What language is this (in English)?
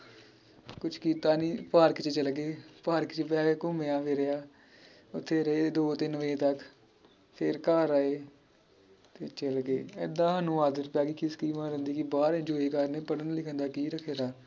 Punjabi